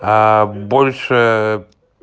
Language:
Russian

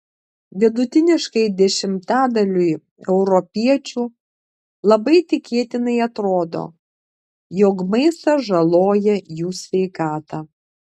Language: Lithuanian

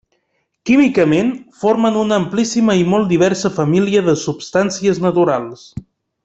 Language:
Catalan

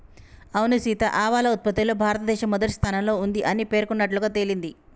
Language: Telugu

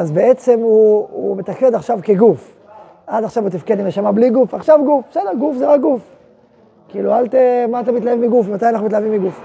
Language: Hebrew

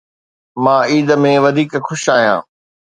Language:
Sindhi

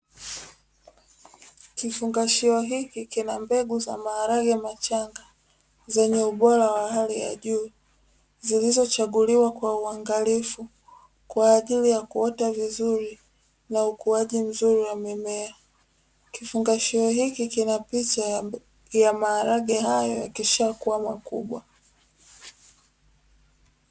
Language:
Swahili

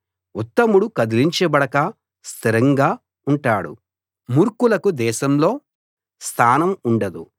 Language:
Telugu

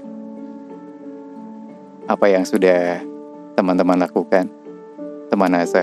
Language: Indonesian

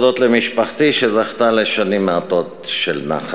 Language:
Hebrew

